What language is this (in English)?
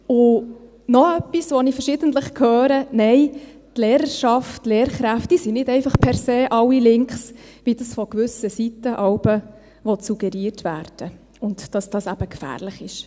Swiss German